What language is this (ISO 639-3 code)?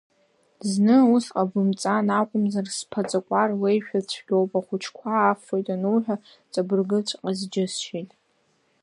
abk